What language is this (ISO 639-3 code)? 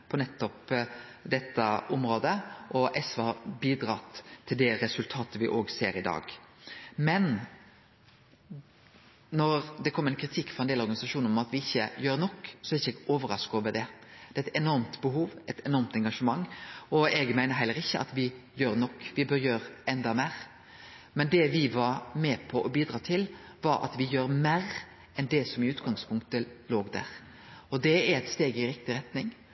nno